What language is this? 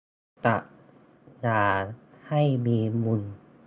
Thai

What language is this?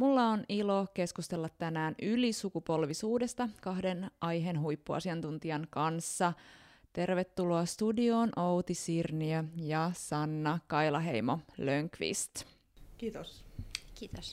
Finnish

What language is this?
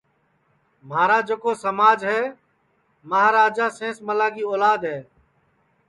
Sansi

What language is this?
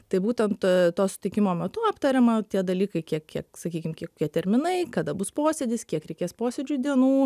Lithuanian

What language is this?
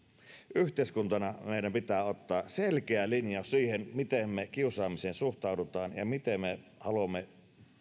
Finnish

